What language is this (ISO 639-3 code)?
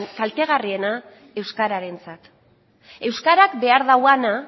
eus